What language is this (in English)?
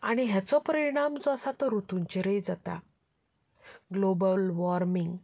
Konkani